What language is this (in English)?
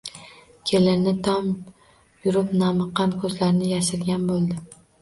Uzbek